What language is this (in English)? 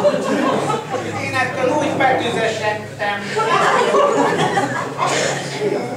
Hungarian